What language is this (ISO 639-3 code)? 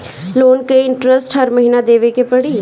bho